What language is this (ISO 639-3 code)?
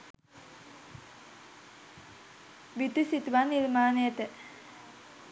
sin